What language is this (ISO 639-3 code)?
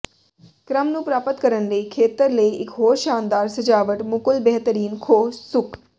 pan